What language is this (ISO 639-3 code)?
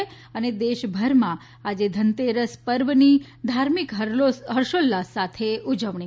guj